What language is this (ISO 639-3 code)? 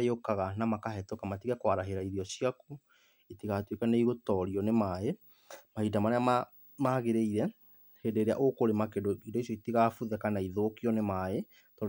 kik